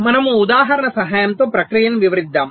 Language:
Telugu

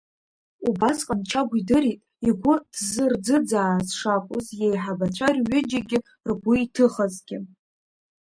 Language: Abkhazian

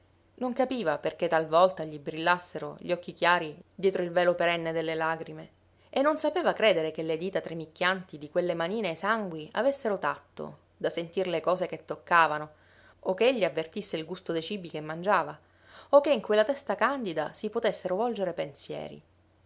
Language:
Italian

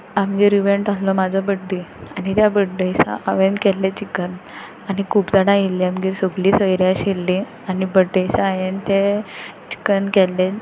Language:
Konkani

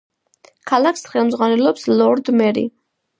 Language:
Georgian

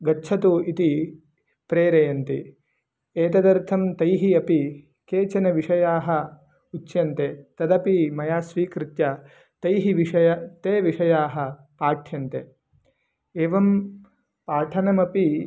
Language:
Sanskrit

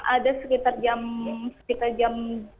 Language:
Indonesian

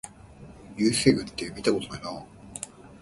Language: Japanese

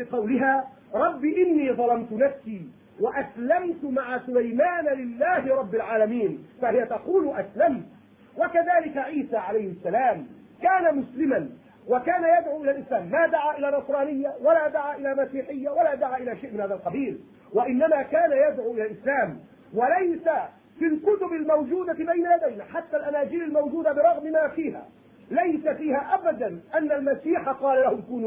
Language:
Arabic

